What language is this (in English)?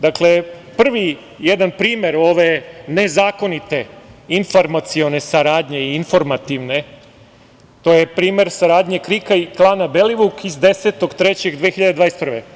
Serbian